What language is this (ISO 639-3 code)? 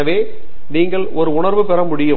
tam